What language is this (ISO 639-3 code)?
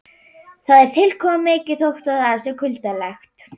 isl